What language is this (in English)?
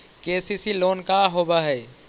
Magahi